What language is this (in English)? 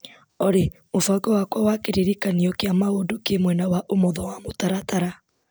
Kikuyu